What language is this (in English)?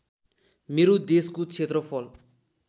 Nepali